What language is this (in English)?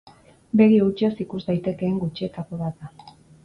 Basque